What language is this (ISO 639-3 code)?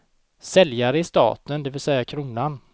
swe